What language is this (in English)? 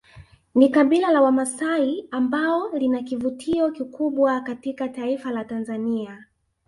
Swahili